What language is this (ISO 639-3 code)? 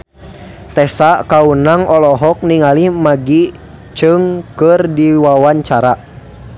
sun